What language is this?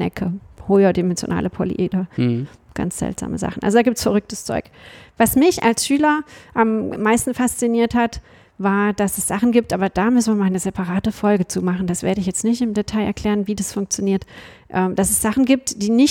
German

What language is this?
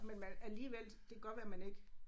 Danish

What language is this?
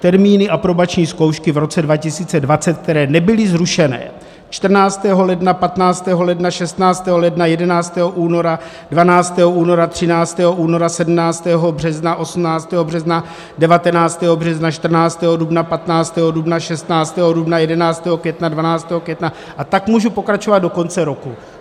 Czech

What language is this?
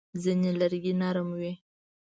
Pashto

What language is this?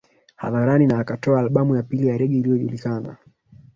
Swahili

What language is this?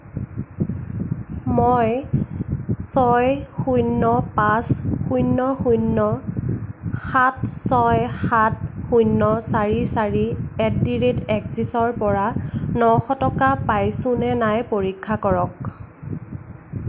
Assamese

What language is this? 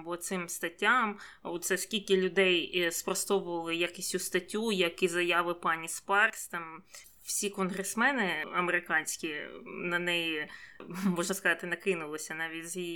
Ukrainian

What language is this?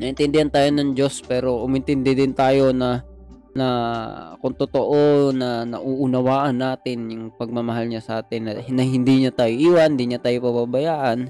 Filipino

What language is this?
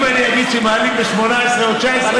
Hebrew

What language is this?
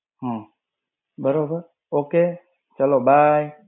Gujarati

